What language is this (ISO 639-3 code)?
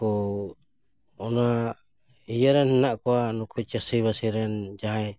sat